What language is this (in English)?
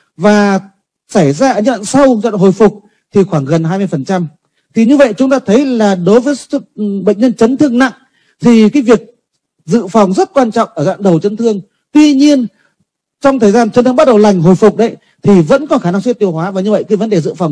Vietnamese